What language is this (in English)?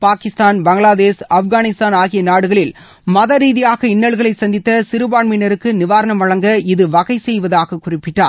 Tamil